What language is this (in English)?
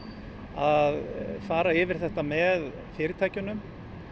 Icelandic